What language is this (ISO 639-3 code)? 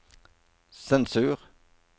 nor